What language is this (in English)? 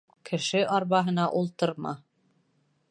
Bashkir